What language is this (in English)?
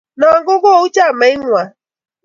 Kalenjin